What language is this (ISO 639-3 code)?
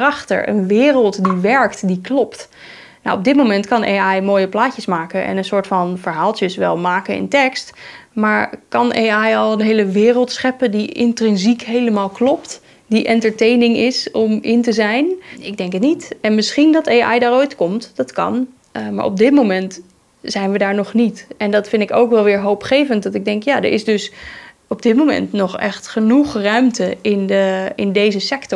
nld